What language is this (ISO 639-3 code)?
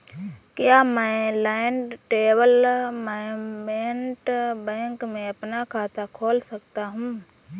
hin